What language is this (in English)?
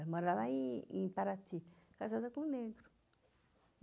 Portuguese